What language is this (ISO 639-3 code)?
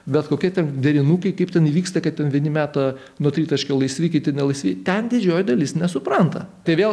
lit